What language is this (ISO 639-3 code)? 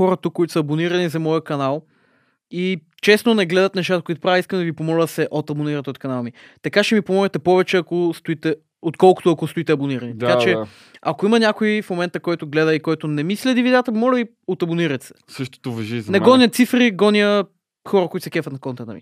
bul